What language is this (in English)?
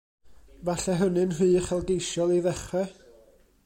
Welsh